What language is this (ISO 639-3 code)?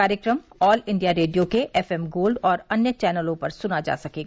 hin